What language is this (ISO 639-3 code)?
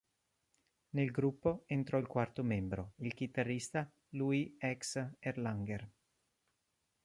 ita